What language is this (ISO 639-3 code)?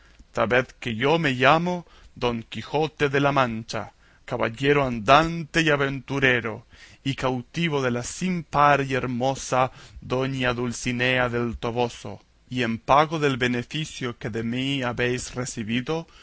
spa